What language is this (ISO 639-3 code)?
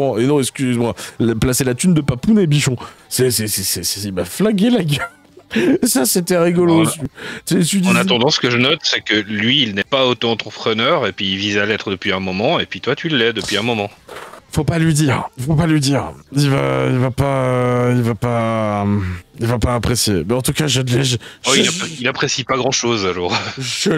fra